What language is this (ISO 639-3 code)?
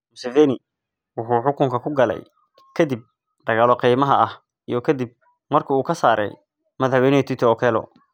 som